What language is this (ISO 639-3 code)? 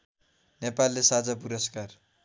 nep